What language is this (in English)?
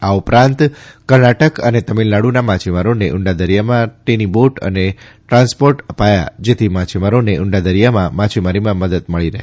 Gujarati